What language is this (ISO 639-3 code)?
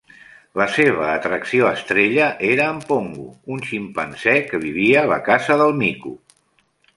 cat